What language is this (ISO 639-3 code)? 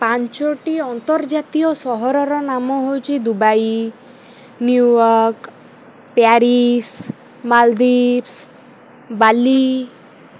ori